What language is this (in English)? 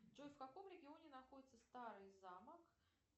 Russian